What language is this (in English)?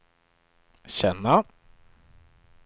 Swedish